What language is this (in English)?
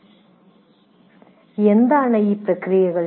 Malayalam